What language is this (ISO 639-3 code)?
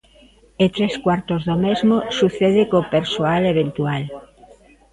glg